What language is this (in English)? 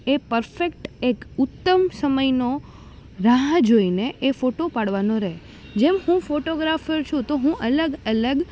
Gujarati